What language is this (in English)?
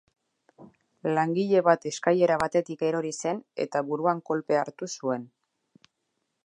Basque